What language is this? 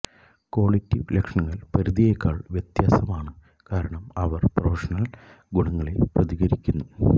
Malayalam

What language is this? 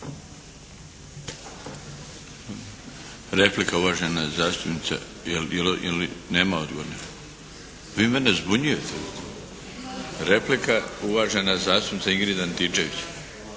Croatian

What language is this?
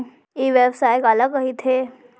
Chhattisgarhi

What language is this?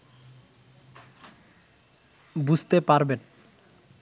Bangla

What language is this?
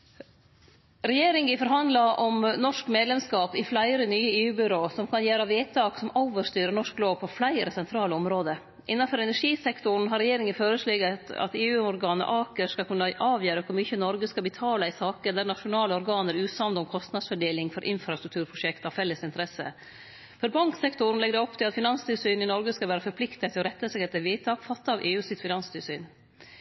Norwegian Nynorsk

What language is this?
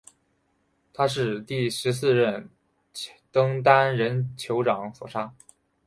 Chinese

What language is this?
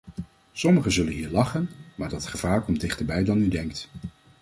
Dutch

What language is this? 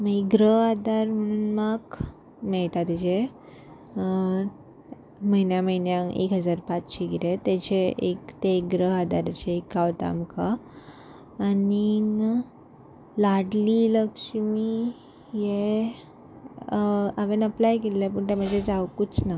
Konkani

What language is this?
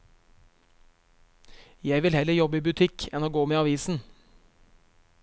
Norwegian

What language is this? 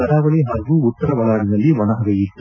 Kannada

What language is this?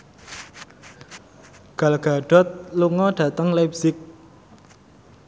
Javanese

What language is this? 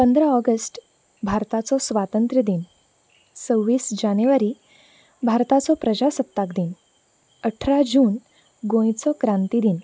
Konkani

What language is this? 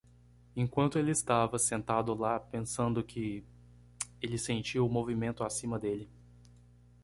Portuguese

